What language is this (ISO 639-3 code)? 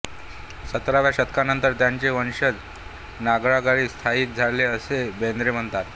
mar